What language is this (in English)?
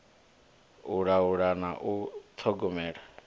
Venda